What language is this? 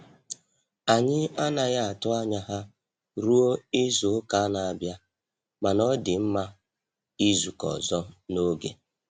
Igbo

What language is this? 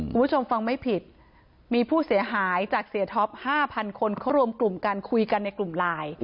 Thai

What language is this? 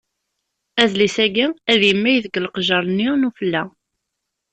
Kabyle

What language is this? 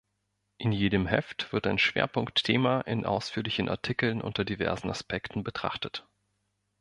German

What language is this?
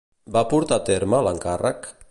Catalan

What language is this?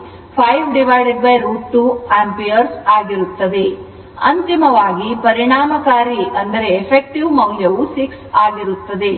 Kannada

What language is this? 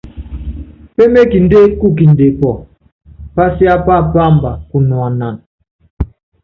Yangben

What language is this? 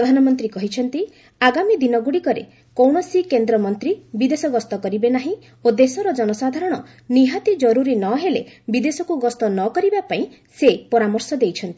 Odia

